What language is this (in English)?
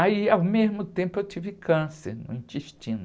Portuguese